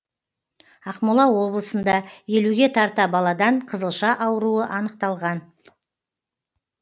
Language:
Kazakh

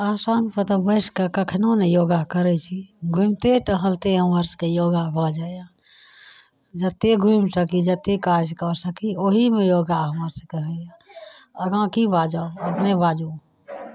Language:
Maithili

